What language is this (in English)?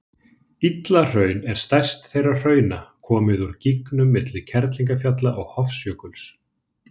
Icelandic